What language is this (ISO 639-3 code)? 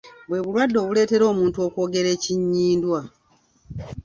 lug